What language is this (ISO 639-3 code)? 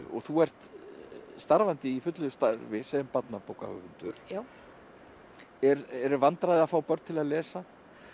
isl